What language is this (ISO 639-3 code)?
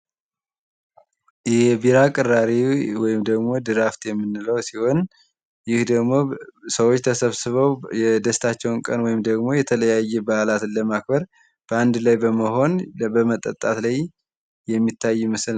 amh